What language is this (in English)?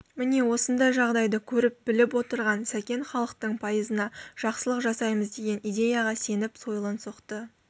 Kazakh